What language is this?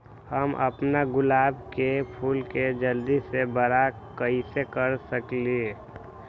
Magahi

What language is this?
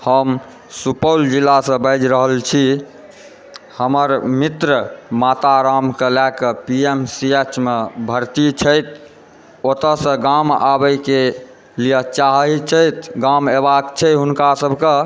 Maithili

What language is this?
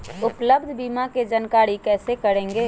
Magahi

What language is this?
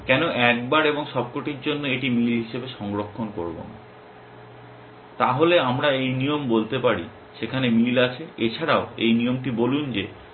Bangla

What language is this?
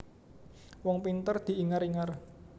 Javanese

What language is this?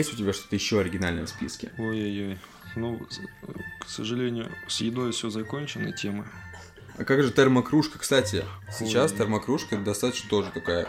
Russian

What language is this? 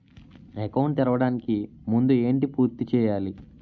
Telugu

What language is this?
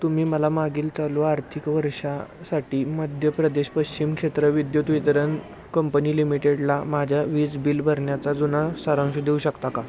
Marathi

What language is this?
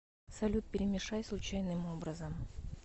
Russian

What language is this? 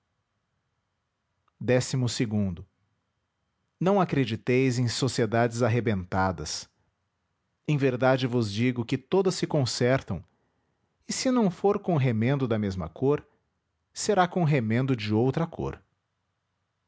Portuguese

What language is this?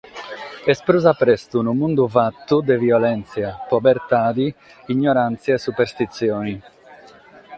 Sardinian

